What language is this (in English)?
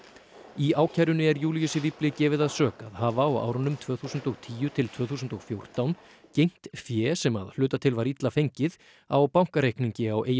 Icelandic